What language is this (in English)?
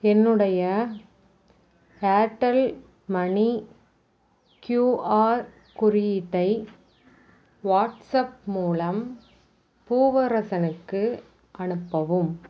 Tamil